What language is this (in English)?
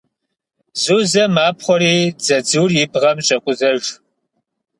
Kabardian